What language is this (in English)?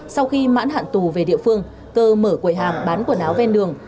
Vietnamese